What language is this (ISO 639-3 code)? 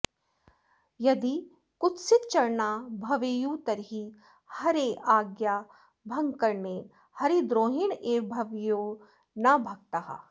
san